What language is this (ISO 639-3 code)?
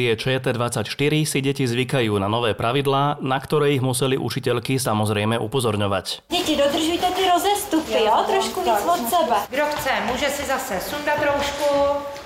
slk